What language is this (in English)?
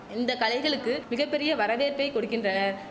Tamil